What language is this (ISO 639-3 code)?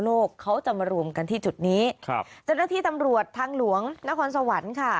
tha